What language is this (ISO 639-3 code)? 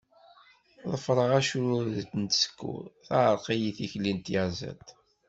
kab